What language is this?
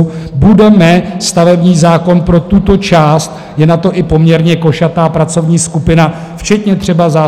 Czech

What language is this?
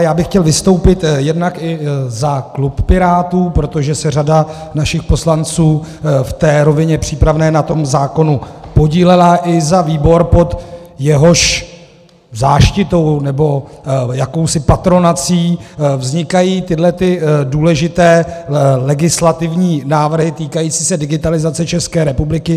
Czech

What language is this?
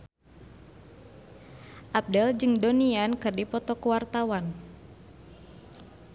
Sundanese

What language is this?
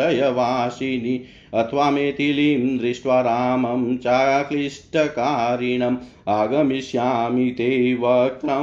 Hindi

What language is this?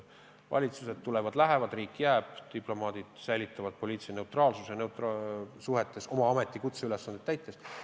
Estonian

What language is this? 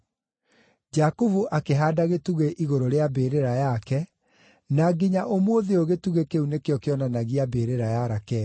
Kikuyu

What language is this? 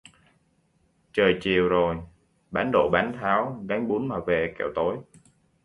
Vietnamese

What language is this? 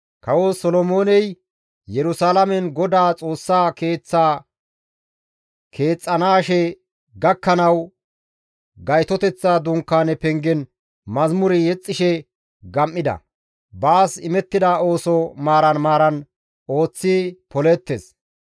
Gamo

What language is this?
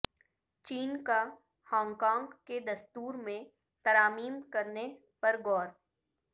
Urdu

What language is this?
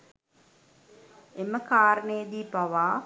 Sinhala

